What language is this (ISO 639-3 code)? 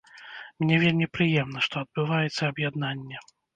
bel